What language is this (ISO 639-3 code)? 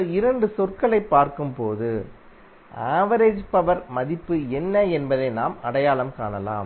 tam